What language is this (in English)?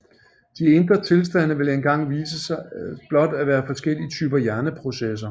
Danish